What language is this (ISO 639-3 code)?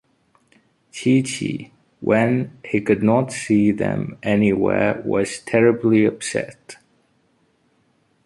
eng